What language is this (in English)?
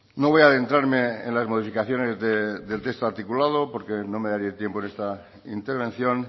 Spanish